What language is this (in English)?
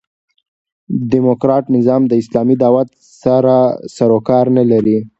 Pashto